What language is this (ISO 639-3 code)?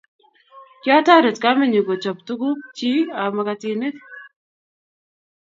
kln